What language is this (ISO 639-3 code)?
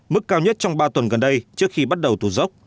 vie